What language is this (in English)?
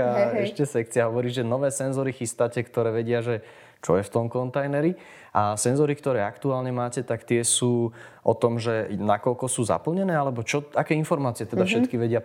Slovak